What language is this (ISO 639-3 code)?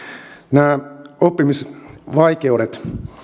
fin